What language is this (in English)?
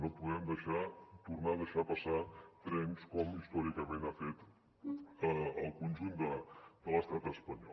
Catalan